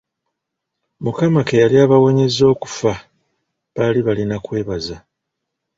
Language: Ganda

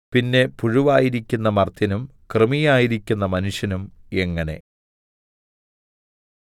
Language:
Malayalam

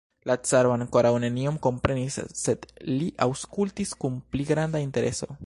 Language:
Esperanto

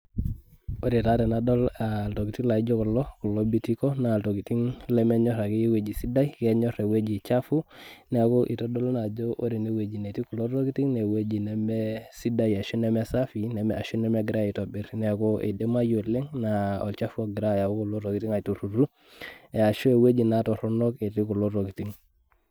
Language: Masai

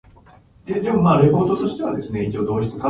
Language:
Japanese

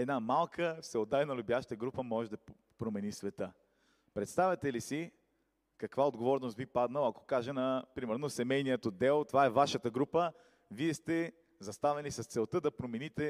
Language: Bulgarian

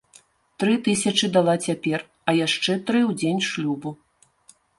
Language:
Belarusian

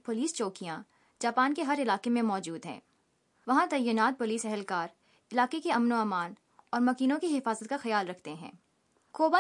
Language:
Urdu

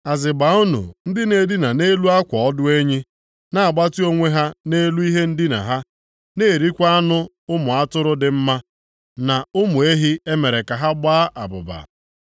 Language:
Igbo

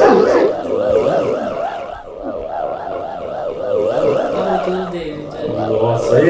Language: Portuguese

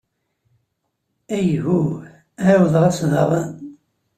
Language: Kabyle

